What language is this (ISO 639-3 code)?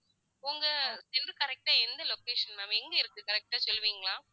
tam